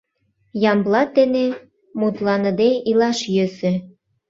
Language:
Mari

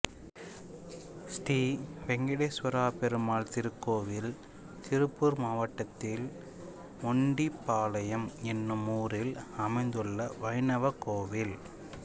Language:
Tamil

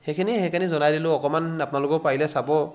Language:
Assamese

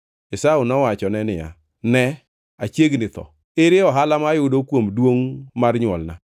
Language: Luo (Kenya and Tanzania)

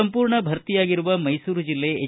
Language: Kannada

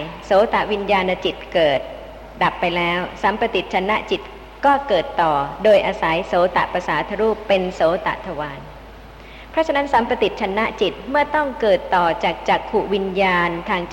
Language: Thai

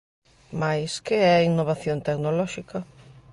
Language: Galician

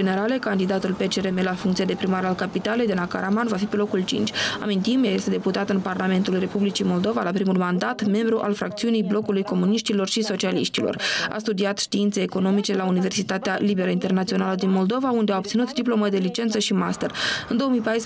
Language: Romanian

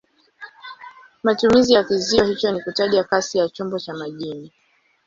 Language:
Swahili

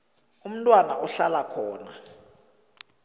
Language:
South Ndebele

